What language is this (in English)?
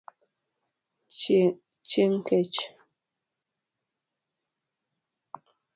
Luo (Kenya and Tanzania)